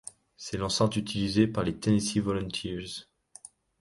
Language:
French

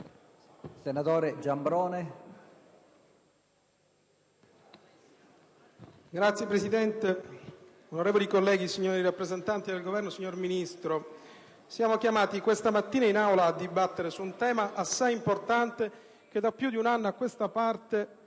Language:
Italian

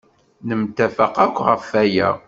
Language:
Kabyle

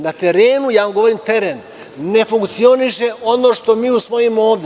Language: Serbian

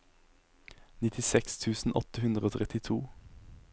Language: Norwegian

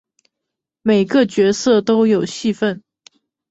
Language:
Chinese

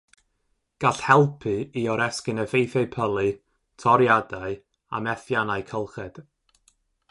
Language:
Welsh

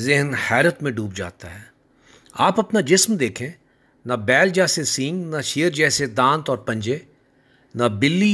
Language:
Urdu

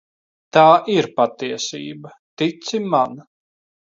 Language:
Latvian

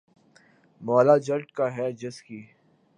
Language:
Urdu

